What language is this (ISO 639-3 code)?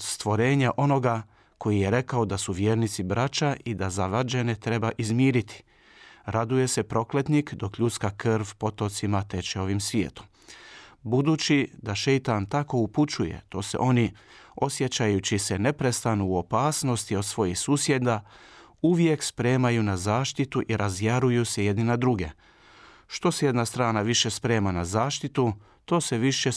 hrv